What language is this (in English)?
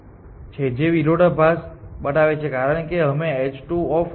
Gujarati